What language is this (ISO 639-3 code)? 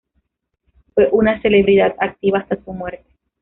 spa